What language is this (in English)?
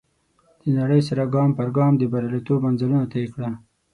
Pashto